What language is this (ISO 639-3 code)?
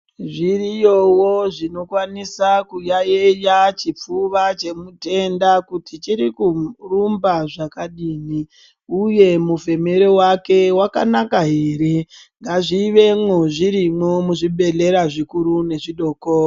ndc